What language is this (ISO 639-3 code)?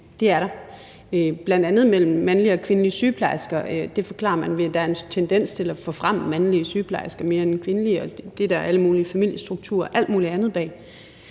dan